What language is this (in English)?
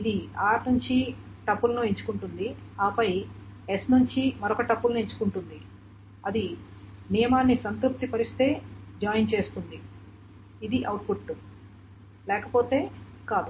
Telugu